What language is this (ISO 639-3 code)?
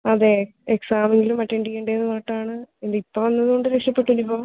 mal